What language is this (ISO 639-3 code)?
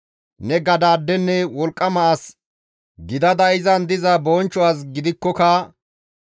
gmv